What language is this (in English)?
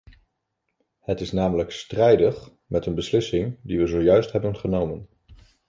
Dutch